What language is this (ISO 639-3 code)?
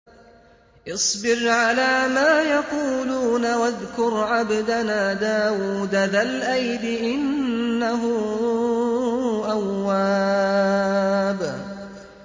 ara